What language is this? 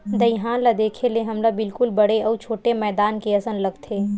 Chhattisgarhi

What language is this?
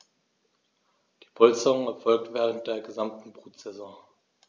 German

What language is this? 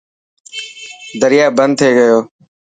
Dhatki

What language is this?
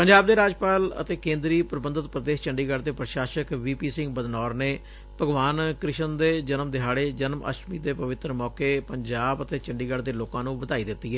Punjabi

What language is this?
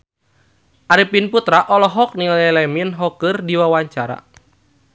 Sundanese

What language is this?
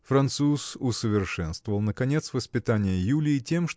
Russian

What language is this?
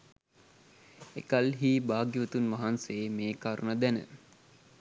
Sinhala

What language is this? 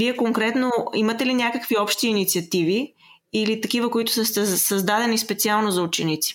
Bulgarian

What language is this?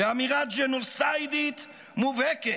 Hebrew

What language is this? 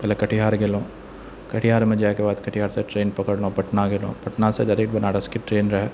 Maithili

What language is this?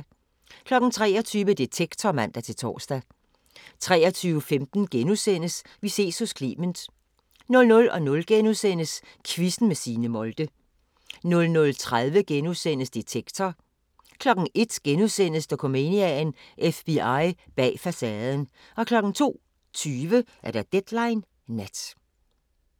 Danish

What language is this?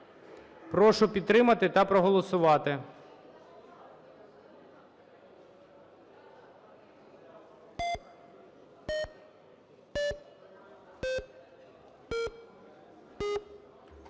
Ukrainian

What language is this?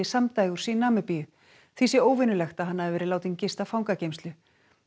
Icelandic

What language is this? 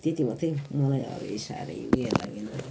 Nepali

